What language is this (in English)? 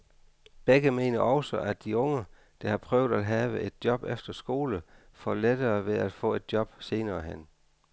Danish